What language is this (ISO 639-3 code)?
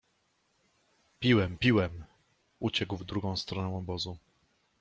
pol